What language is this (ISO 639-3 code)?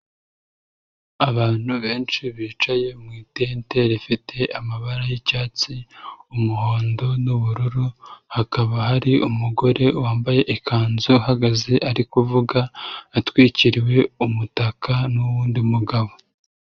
kin